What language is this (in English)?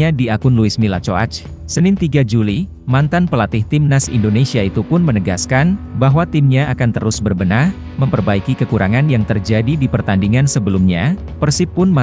Indonesian